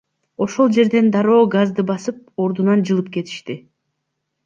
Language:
Kyrgyz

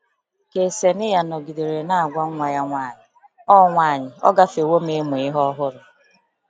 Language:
Igbo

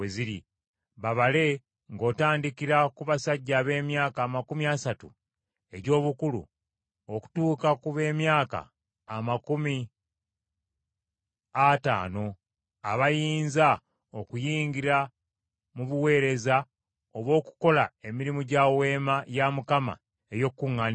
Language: Ganda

